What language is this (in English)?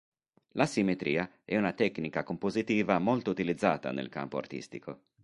Italian